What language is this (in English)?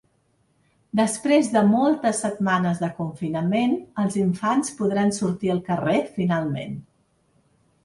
Catalan